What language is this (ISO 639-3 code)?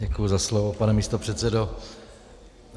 ces